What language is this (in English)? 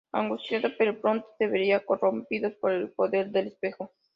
Spanish